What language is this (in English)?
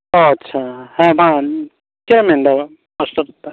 Santali